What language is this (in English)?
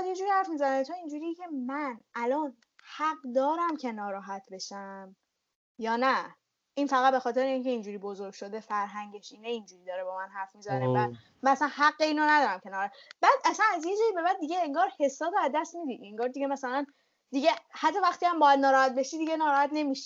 Persian